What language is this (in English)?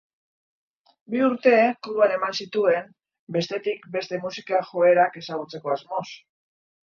Basque